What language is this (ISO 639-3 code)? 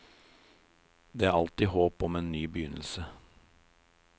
nor